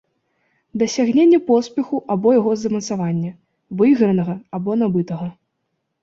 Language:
Belarusian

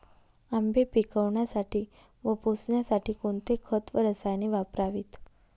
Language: Marathi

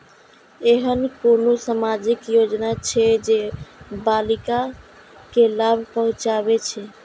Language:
Maithili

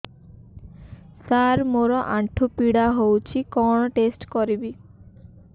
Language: Odia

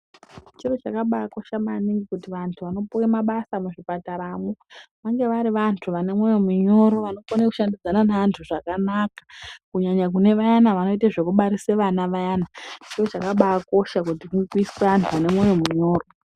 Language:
Ndau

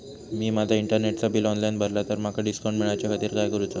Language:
Marathi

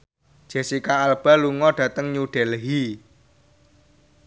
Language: Javanese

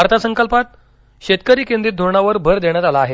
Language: Marathi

